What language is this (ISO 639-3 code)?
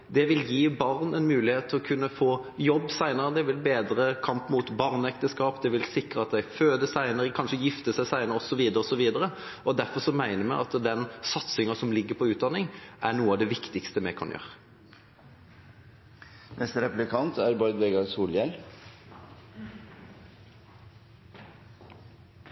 nor